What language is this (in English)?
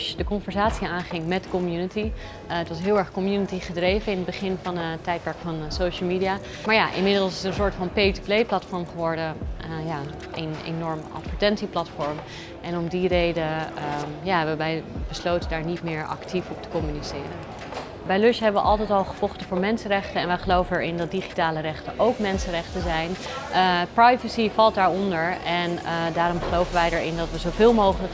Dutch